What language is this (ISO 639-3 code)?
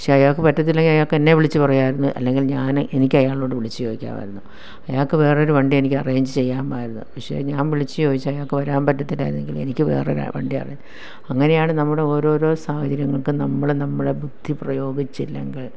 mal